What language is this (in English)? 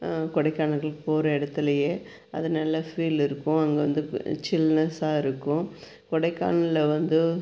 Tamil